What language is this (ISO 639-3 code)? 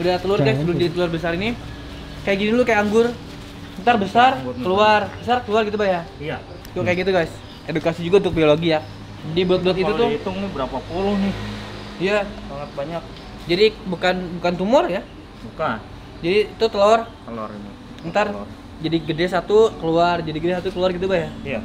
ind